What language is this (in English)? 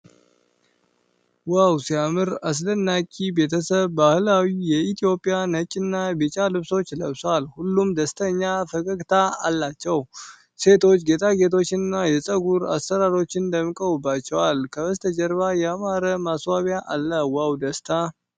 Amharic